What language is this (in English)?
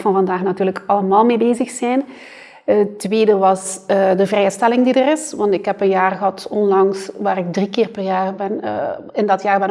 Dutch